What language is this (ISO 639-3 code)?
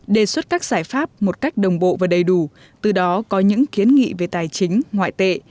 vie